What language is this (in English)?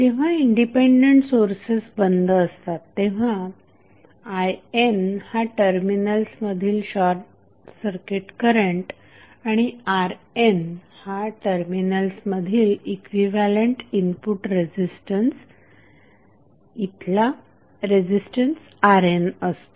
Marathi